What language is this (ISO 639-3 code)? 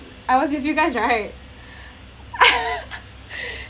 eng